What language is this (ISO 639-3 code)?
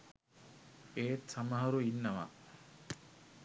sin